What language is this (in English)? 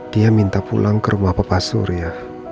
Indonesian